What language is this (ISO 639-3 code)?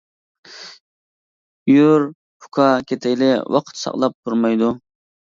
uig